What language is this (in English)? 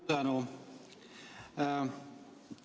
Estonian